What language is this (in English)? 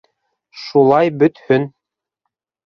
Bashkir